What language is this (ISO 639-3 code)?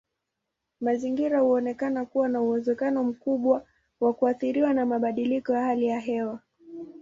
swa